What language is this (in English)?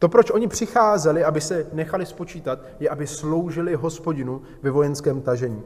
Czech